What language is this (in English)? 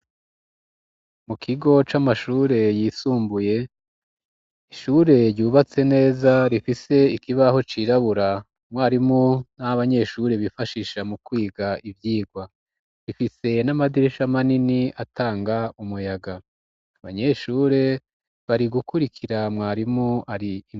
Rundi